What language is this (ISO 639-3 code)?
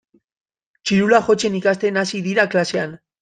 eus